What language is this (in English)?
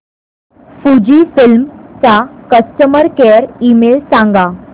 Marathi